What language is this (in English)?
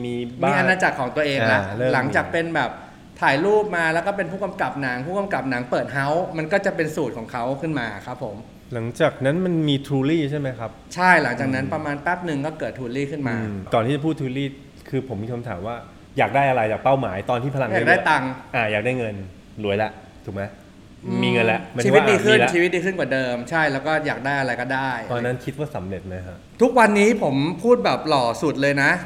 Thai